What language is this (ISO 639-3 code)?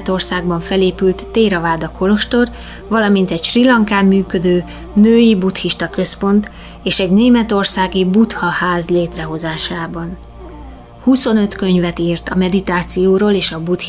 hun